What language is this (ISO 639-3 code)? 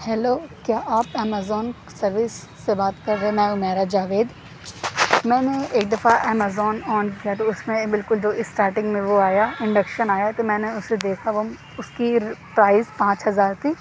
urd